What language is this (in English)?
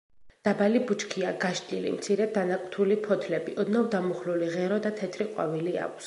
Georgian